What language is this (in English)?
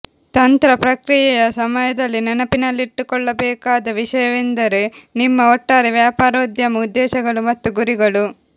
Kannada